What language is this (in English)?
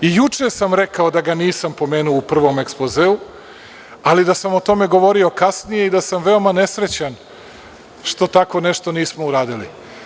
Serbian